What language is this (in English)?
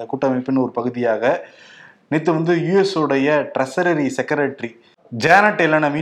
Tamil